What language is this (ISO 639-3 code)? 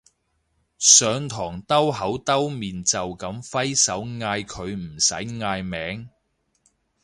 yue